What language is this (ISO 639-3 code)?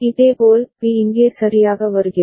tam